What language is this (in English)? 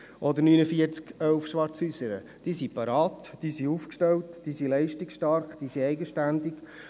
Swiss German